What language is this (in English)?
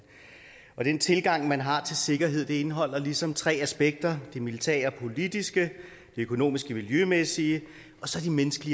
Danish